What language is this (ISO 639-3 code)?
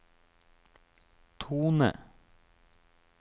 nor